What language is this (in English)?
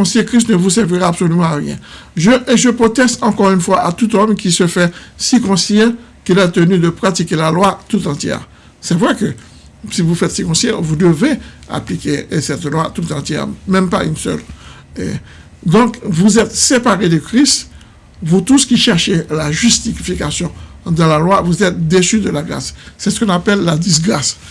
French